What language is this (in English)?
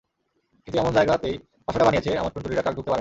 Bangla